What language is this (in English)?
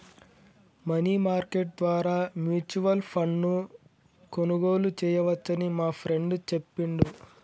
Telugu